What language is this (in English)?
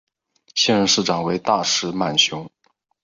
Chinese